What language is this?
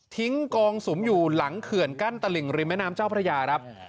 Thai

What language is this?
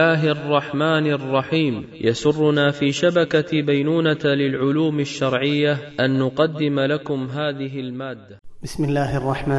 Arabic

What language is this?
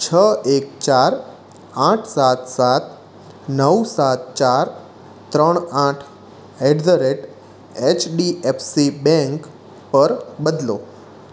Gujarati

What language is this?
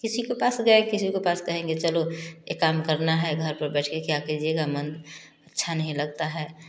Hindi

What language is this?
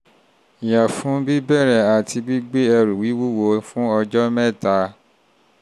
Yoruba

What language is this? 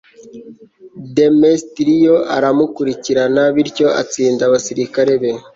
Kinyarwanda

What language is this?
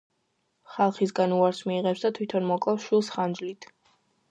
Georgian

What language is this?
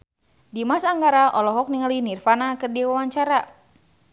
Sundanese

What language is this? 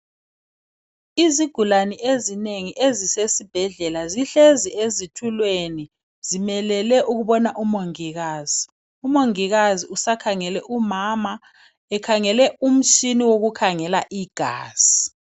North Ndebele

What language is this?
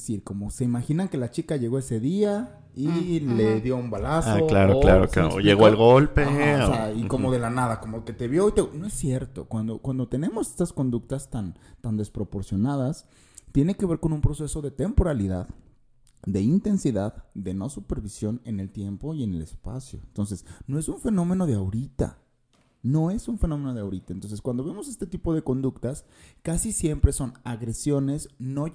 Spanish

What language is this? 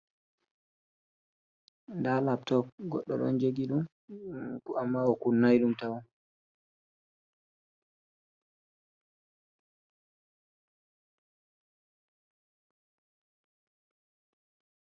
Fula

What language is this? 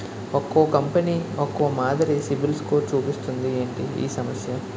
Telugu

